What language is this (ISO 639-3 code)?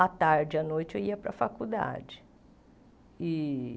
por